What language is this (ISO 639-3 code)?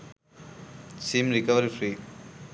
sin